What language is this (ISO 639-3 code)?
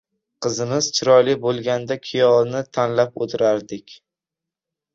uzb